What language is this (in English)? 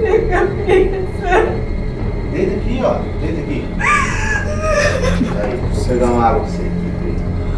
Portuguese